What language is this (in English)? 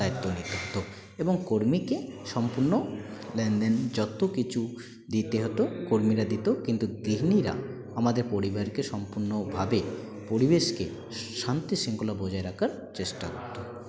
Bangla